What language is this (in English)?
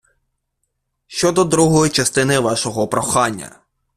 Ukrainian